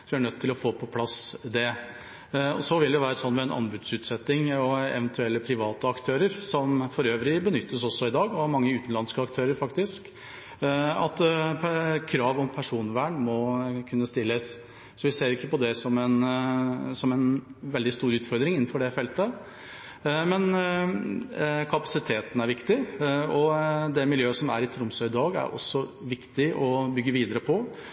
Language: Norwegian Bokmål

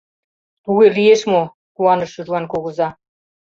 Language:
Mari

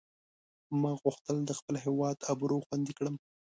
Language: Pashto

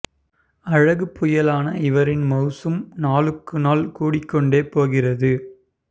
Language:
Tamil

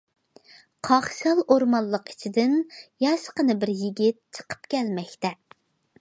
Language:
Uyghur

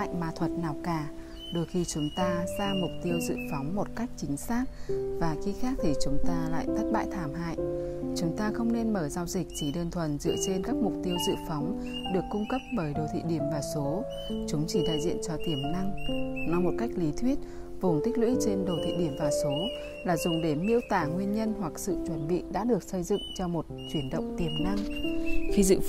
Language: Vietnamese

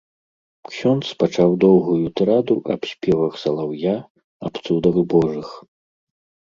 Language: Belarusian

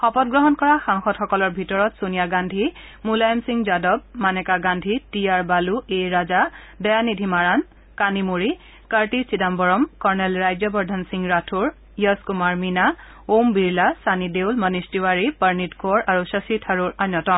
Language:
Assamese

